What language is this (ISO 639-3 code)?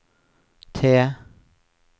nor